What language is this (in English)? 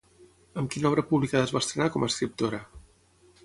Catalan